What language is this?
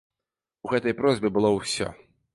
Belarusian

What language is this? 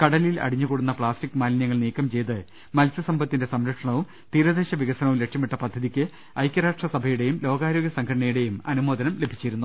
Malayalam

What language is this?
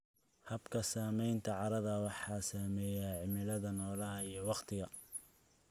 Somali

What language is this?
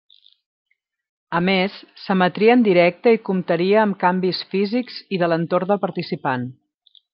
Catalan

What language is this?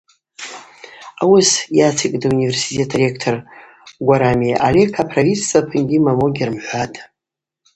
Abaza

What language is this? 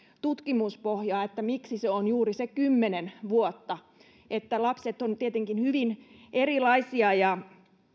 Finnish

